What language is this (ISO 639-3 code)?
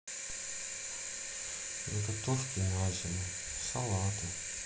rus